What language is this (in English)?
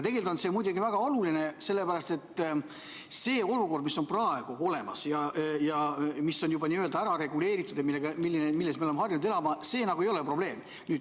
Estonian